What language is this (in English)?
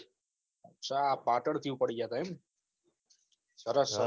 Gujarati